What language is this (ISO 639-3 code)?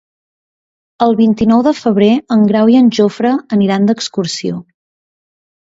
cat